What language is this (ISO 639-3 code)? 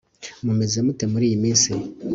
kin